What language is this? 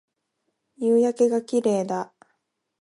Japanese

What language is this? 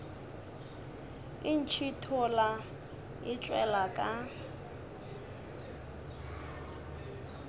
Northern Sotho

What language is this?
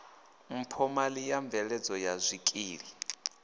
Venda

